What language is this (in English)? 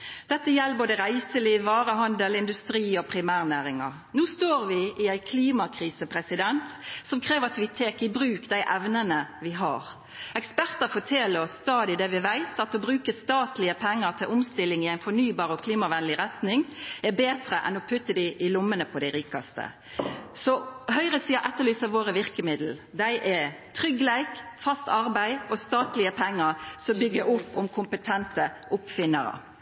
Norwegian Nynorsk